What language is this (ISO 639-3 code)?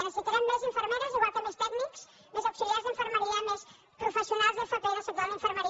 cat